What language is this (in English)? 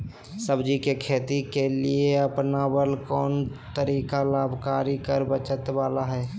Magahi